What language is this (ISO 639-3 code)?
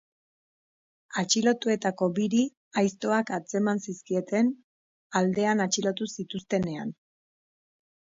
eus